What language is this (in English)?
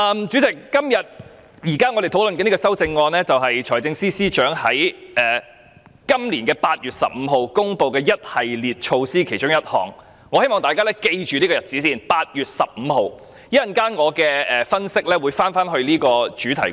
Cantonese